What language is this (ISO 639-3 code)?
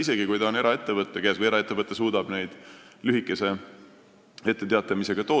est